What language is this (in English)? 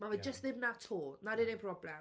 Welsh